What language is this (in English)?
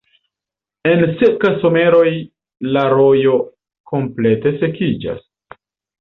Esperanto